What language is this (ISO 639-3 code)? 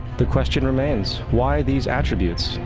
eng